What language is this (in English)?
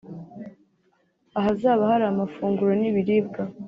Kinyarwanda